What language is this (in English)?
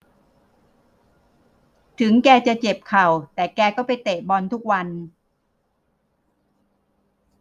Thai